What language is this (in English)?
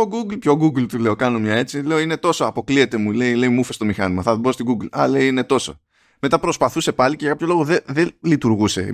Greek